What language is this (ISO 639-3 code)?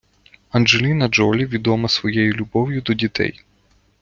ukr